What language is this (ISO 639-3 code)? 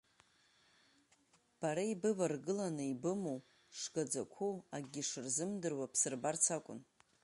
abk